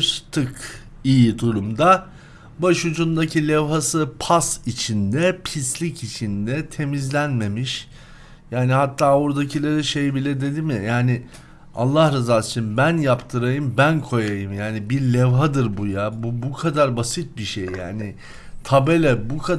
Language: Turkish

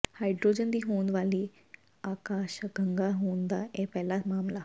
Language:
Punjabi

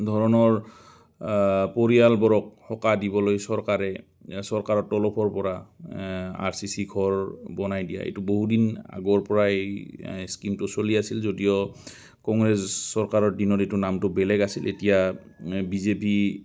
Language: Assamese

